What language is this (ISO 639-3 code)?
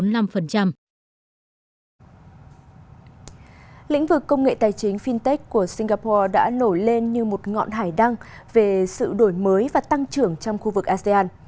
vie